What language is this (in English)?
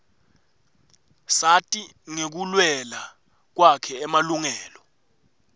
Swati